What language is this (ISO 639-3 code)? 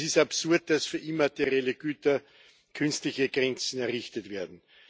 deu